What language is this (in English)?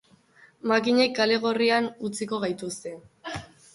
Basque